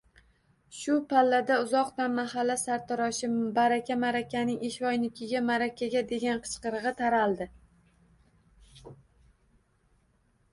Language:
Uzbek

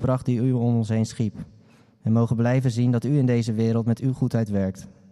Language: Dutch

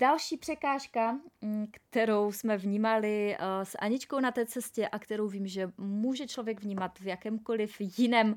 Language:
Czech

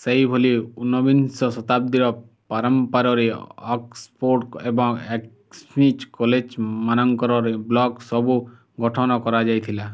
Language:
Odia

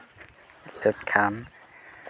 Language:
Santali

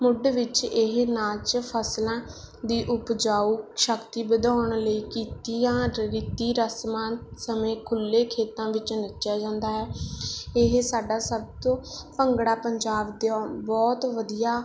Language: Punjabi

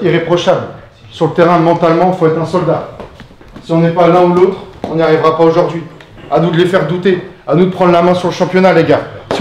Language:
French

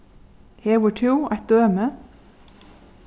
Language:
Faroese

